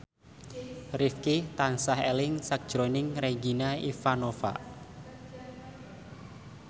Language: Javanese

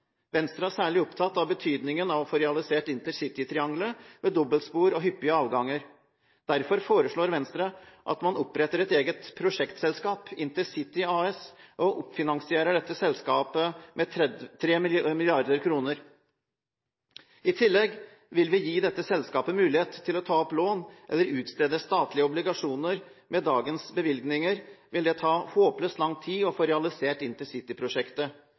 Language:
Norwegian Bokmål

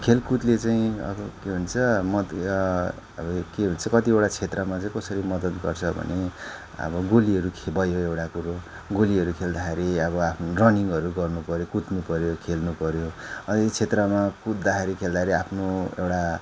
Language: Nepali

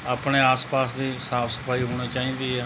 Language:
Punjabi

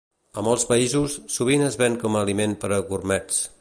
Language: Catalan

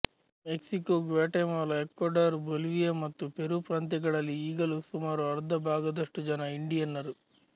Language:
Kannada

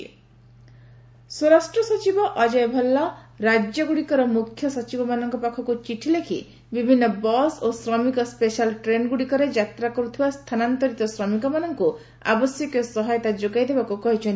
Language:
Odia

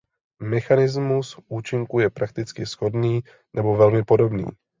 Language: Czech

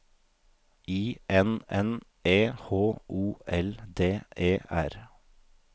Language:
Norwegian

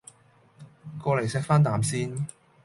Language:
Cantonese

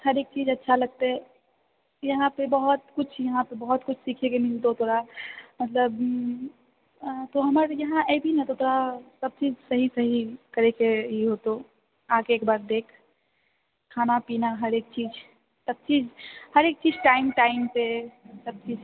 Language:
Maithili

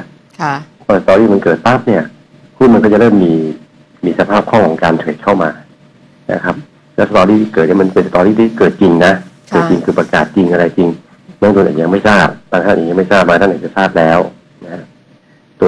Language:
Thai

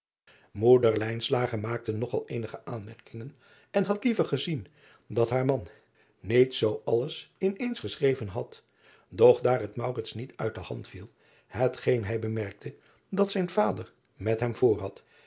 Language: Dutch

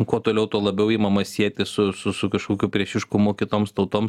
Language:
Lithuanian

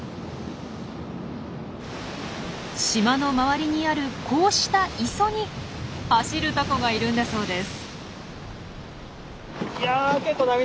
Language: Japanese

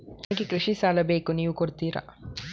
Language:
Kannada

